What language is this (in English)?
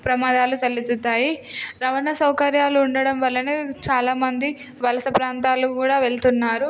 Telugu